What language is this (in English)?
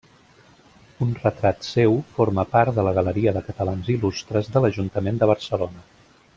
Catalan